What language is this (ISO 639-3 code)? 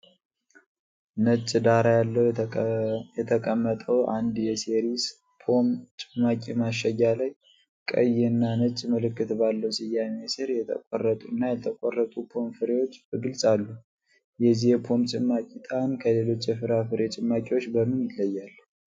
amh